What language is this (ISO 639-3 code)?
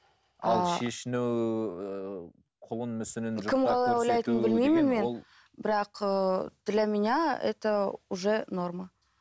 kaz